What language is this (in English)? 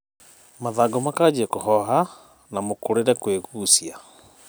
Kikuyu